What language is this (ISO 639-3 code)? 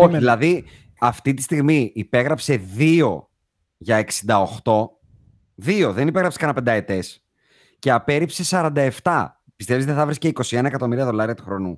ell